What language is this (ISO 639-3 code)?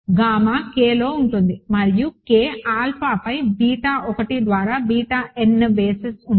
tel